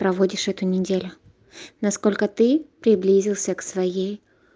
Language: Russian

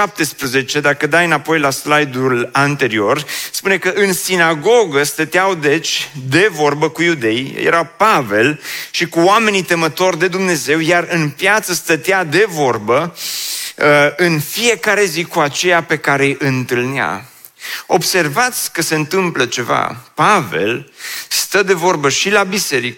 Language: Romanian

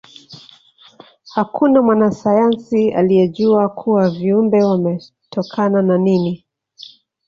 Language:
Swahili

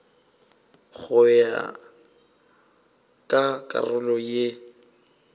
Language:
Northern Sotho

